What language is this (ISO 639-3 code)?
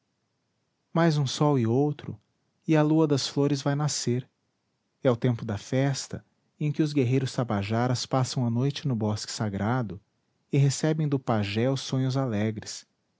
por